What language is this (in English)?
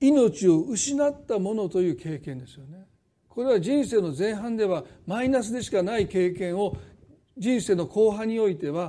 Japanese